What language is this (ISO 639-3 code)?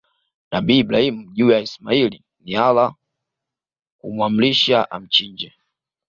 swa